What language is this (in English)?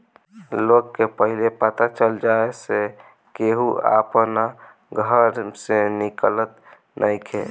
Bhojpuri